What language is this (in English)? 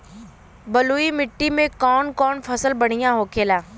Bhojpuri